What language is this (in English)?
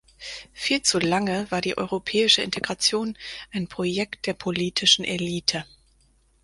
German